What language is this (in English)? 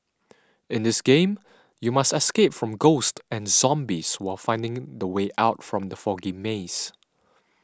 English